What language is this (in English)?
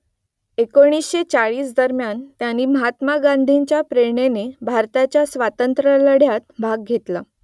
Marathi